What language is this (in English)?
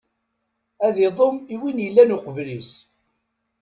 Kabyle